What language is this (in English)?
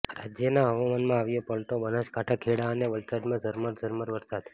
Gujarati